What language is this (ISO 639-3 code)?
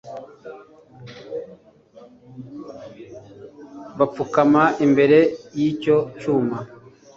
kin